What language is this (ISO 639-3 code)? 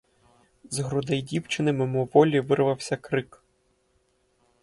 ukr